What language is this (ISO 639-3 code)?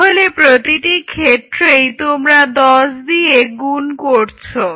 ben